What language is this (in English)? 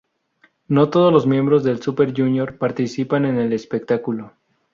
Spanish